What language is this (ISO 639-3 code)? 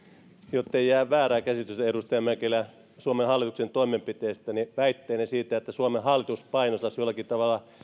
fin